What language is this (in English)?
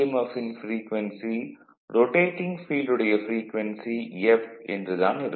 Tamil